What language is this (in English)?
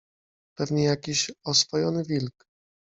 Polish